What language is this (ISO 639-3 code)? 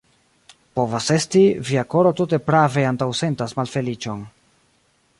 epo